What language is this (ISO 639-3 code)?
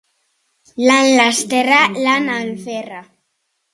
eus